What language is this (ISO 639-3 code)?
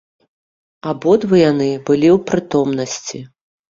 bel